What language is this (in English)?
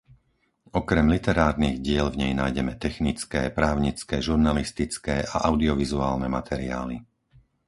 Slovak